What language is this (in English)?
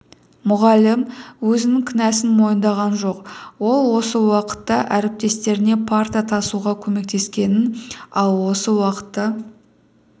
Kazakh